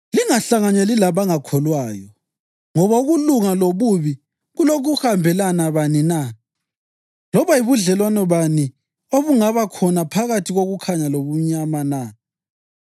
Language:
North Ndebele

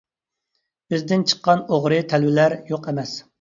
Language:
Uyghur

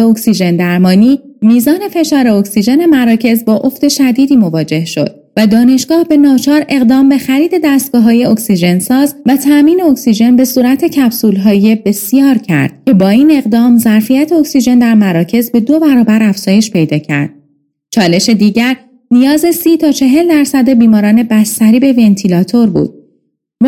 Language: Persian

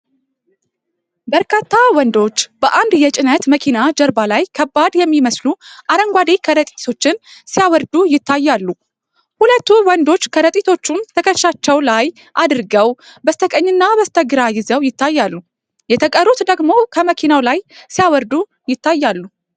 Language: Amharic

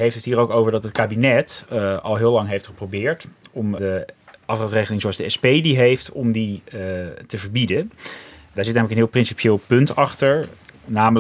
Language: Dutch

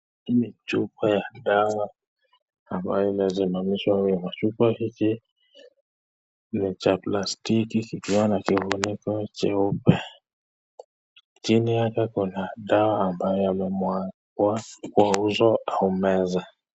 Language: Swahili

